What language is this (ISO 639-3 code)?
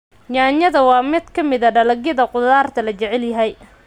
som